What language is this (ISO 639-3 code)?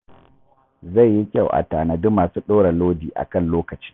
hau